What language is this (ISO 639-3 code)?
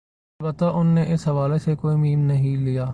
urd